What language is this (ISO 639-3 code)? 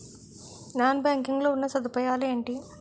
tel